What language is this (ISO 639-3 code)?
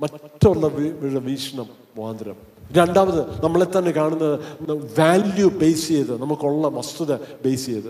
mal